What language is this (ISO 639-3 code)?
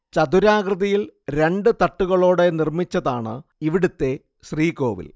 mal